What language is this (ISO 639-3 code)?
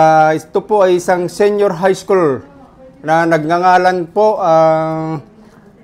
fil